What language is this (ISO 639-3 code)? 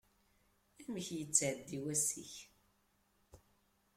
kab